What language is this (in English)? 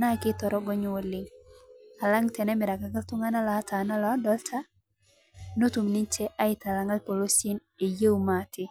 Masai